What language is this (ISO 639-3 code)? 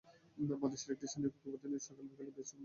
ben